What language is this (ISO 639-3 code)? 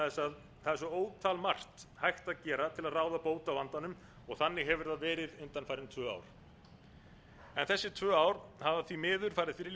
isl